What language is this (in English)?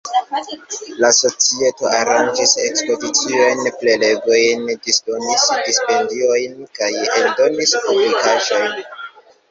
Esperanto